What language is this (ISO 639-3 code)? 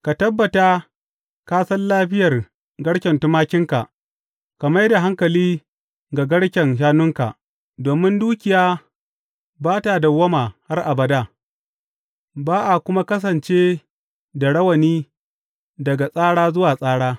hau